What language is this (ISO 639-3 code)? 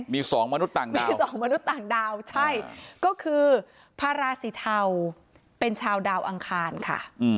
tha